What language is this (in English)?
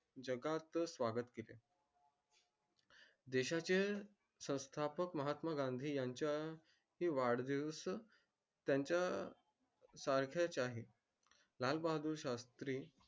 Marathi